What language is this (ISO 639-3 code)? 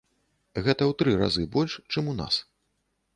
bel